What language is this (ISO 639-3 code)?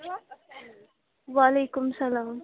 kas